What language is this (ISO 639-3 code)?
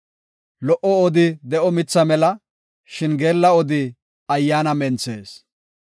gof